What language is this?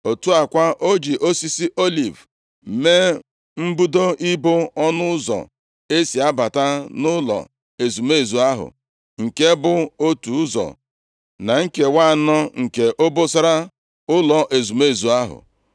Igbo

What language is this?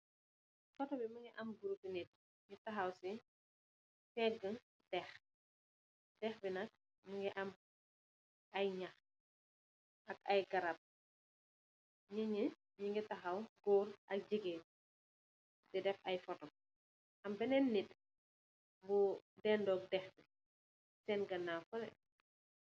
Wolof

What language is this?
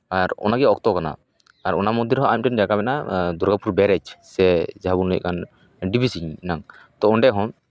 Santali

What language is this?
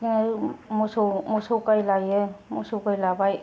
Bodo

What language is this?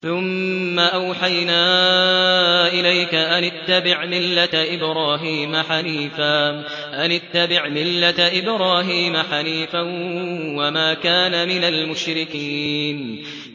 Arabic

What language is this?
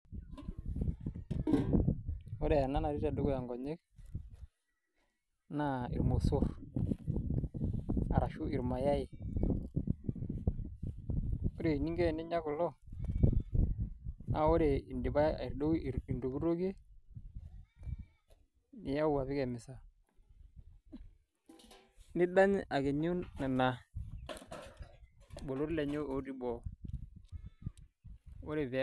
Masai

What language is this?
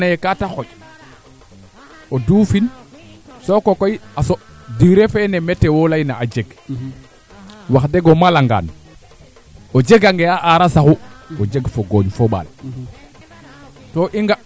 Serer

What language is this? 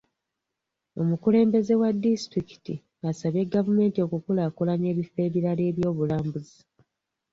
Ganda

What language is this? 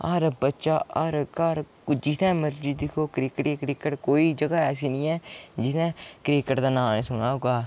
Dogri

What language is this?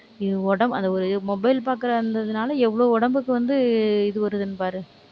Tamil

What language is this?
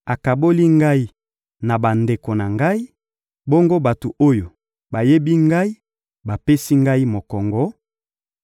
Lingala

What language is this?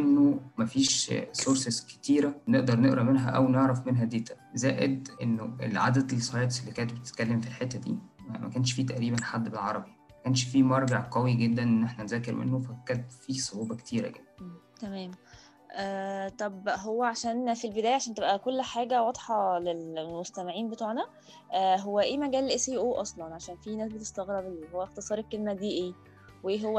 Arabic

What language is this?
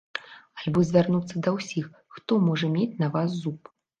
Belarusian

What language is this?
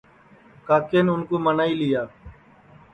Sansi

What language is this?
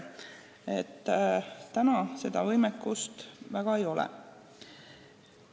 Estonian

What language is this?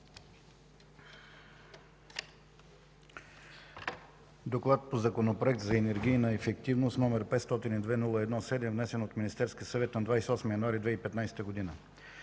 Bulgarian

